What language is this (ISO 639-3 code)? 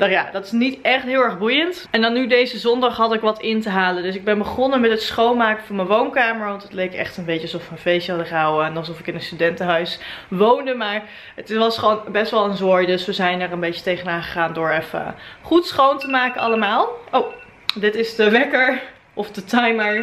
nld